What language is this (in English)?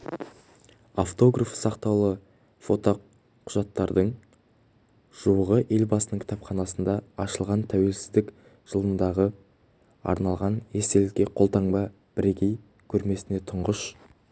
Kazakh